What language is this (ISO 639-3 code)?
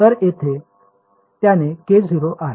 mar